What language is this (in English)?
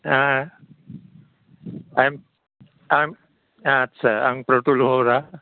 Bodo